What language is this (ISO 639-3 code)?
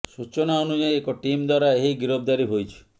ori